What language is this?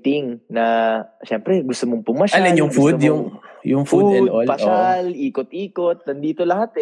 Filipino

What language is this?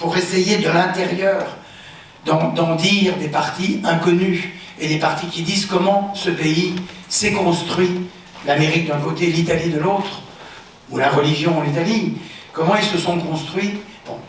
French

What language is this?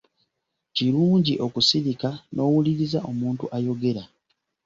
Ganda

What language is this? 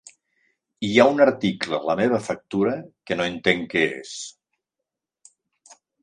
Catalan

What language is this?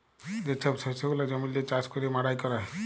Bangla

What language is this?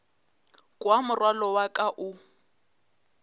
Northern Sotho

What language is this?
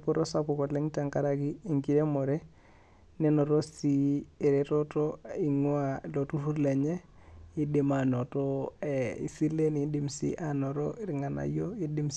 Masai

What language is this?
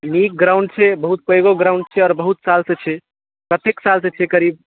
Maithili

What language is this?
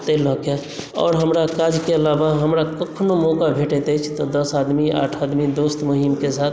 Maithili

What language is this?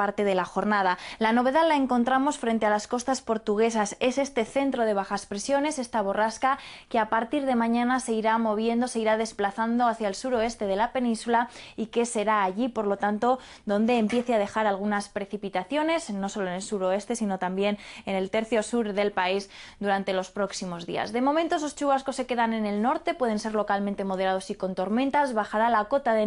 Spanish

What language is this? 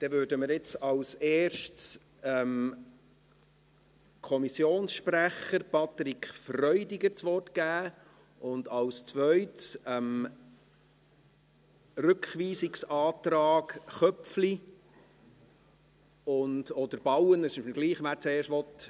Swiss German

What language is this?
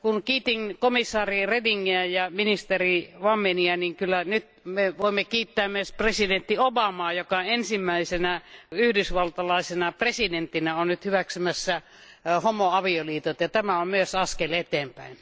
Finnish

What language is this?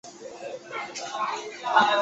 Chinese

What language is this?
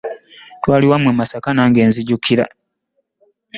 Ganda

